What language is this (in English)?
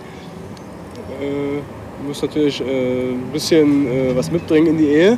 German